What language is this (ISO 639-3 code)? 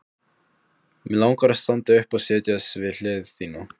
isl